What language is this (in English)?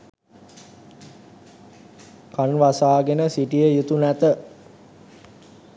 Sinhala